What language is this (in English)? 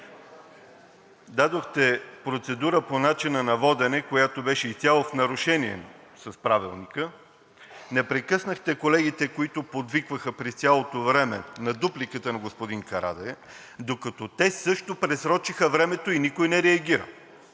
Bulgarian